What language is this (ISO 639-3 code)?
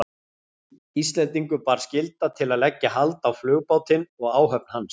isl